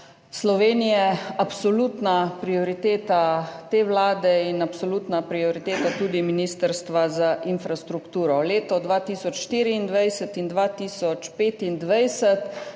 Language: Slovenian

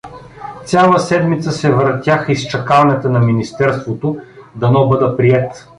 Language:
Bulgarian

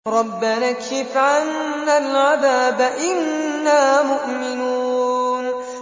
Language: Arabic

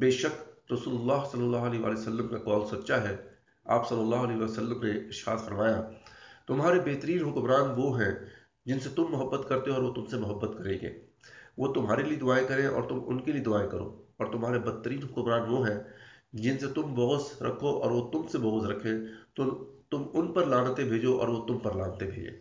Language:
Urdu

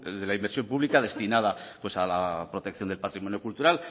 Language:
Spanish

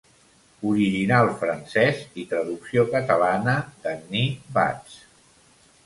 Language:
Catalan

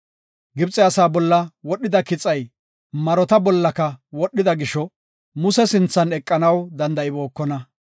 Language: Gofa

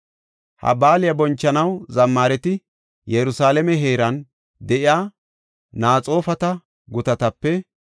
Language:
Gofa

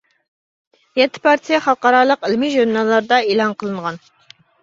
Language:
Uyghur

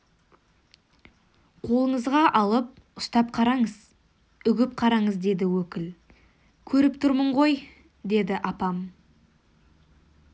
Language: Kazakh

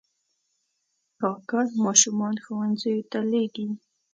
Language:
Pashto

